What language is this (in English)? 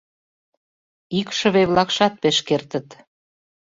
Mari